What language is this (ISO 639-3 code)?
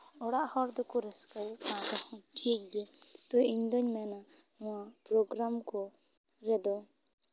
sat